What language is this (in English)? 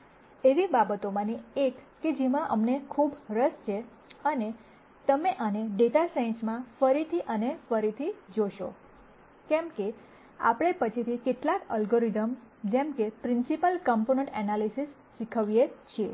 Gujarati